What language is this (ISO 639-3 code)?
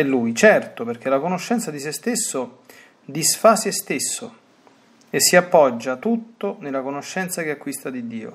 ita